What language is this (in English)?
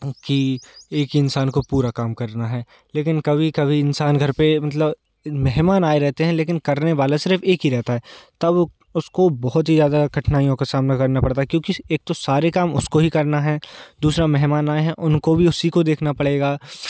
Hindi